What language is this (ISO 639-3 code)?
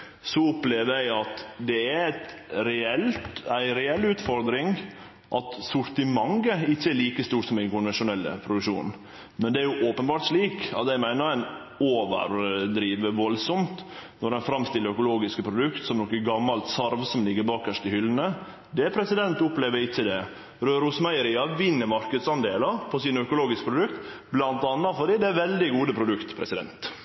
nno